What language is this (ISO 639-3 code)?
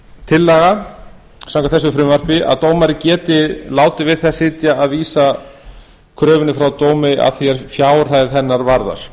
isl